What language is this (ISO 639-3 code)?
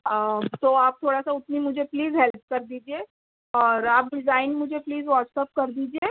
urd